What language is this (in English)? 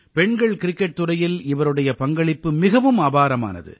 Tamil